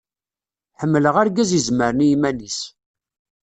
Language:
Kabyle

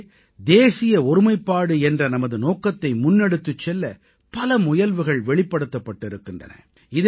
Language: Tamil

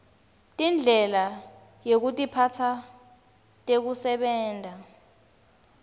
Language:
Swati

